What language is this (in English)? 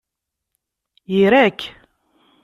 Kabyle